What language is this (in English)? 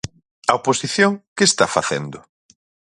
Galician